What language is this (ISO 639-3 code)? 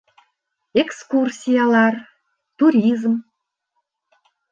bak